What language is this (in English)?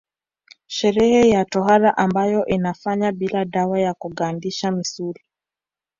Swahili